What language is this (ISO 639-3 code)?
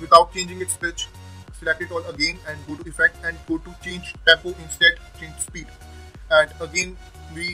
eng